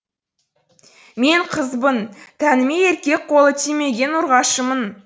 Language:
Kazakh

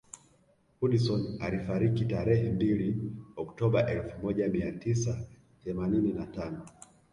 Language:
Swahili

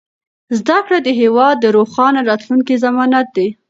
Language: Pashto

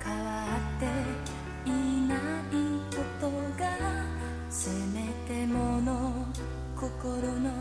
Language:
Japanese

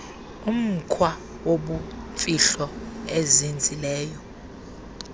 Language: Xhosa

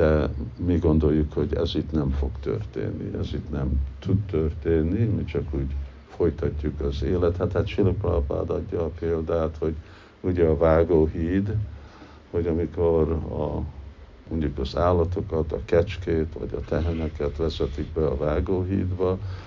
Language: Hungarian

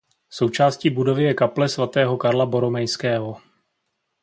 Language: Czech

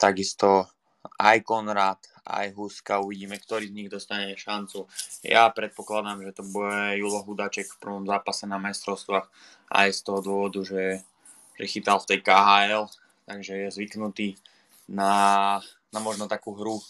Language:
Slovak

